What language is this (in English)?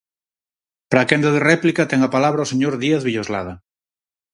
Galician